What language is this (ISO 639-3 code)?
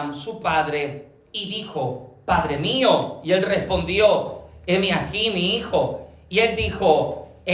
spa